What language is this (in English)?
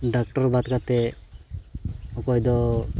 Santali